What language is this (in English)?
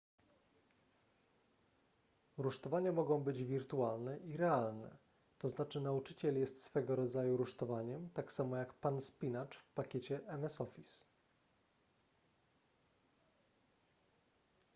Polish